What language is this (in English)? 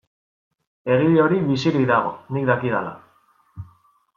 Basque